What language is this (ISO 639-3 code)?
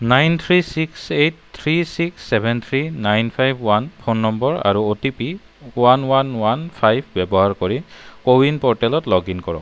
asm